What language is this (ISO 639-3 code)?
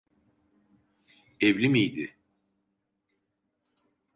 tur